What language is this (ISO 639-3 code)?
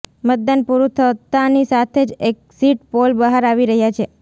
guj